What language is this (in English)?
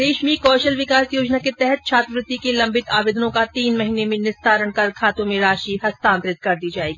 Hindi